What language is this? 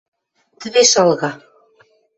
Western Mari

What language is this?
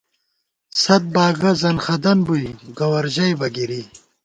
Gawar-Bati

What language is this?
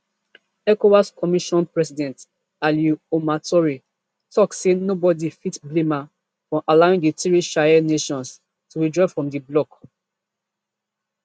Nigerian Pidgin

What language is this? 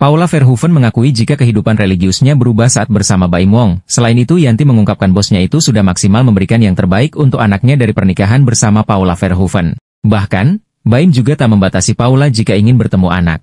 Indonesian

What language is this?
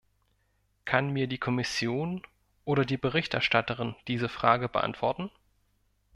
German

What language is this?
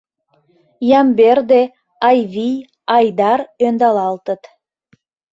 Mari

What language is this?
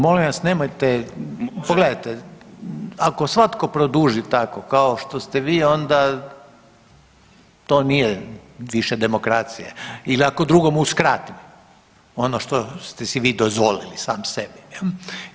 Croatian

